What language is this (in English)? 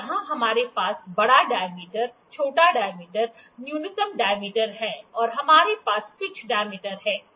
Hindi